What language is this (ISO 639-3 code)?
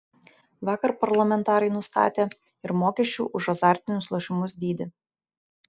lit